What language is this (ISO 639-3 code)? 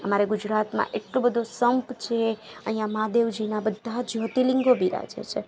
guj